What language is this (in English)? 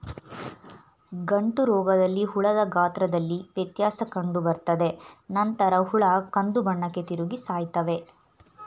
Kannada